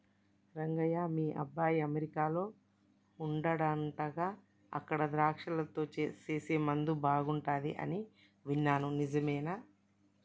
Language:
Telugu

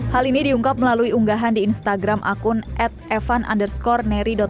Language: Indonesian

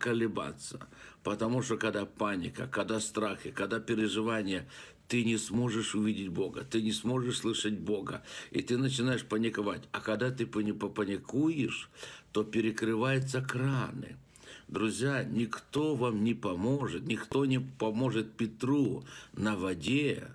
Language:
Russian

